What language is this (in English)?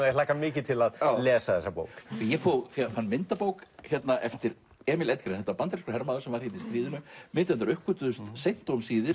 Icelandic